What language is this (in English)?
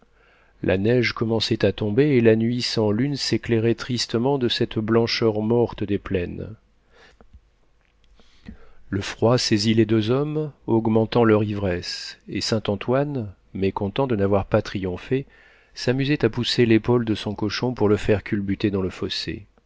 French